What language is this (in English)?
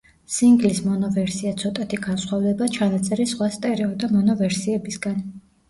Georgian